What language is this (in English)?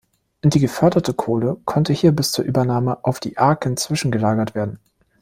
German